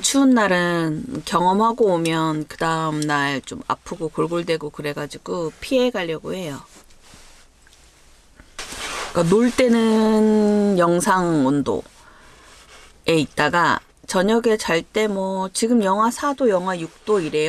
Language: Korean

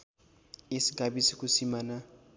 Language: Nepali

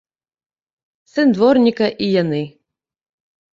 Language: Belarusian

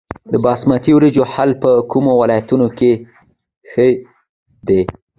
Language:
Pashto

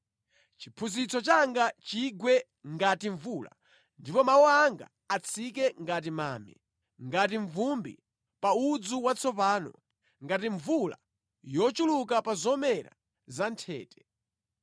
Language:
Nyanja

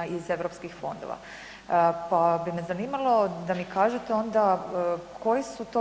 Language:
Croatian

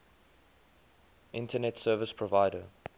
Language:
English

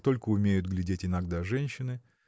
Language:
Russian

